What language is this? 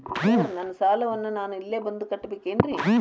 Kannada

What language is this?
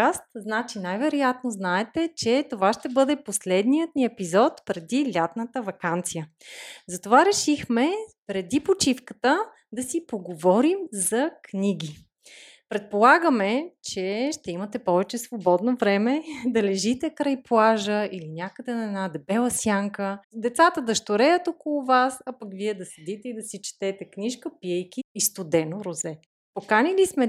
Bulgarian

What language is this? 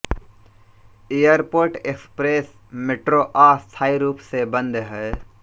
Hindi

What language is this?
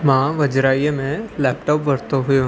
Sindhi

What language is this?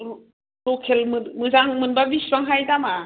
Bodo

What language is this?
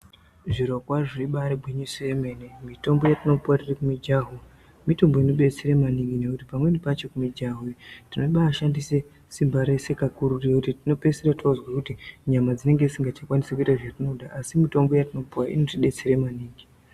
Ndau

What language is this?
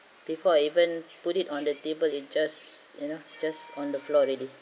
English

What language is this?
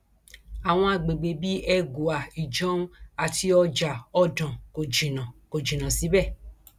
Yoruba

